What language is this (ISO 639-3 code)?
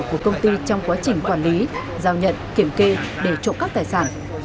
vie